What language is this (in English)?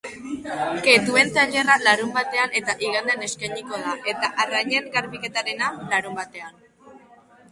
Basque